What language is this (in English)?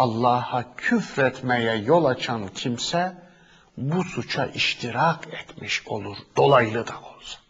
Turkish